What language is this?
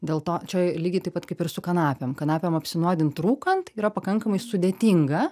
Lithuanian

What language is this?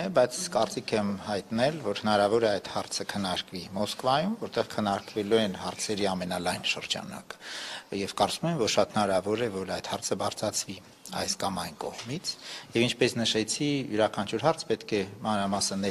Romanian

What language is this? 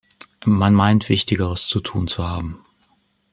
German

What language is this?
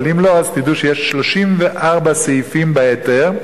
Hebrew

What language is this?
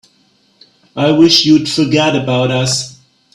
English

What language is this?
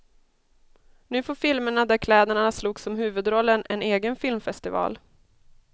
Swedish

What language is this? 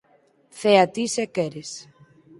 Galician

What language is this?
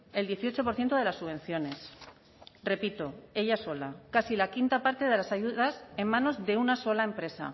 Spanish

